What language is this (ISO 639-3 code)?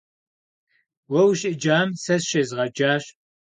kbd